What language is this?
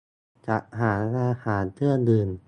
Thai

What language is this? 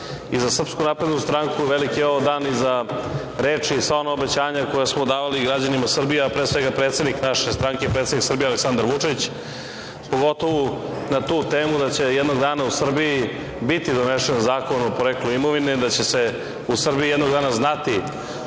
Serbian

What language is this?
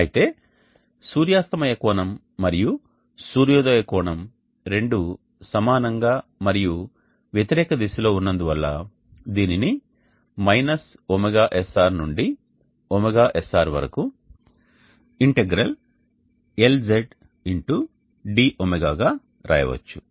Telugu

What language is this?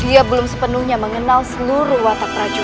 Indonesian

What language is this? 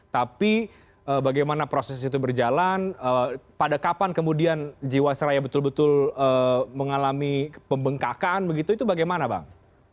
Indonesian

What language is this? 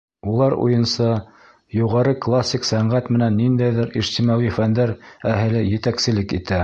Bashkir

